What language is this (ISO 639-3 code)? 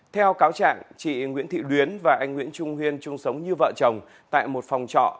vie